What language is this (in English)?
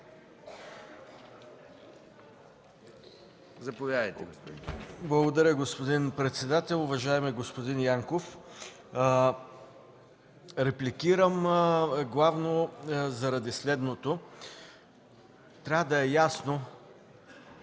Bulgarian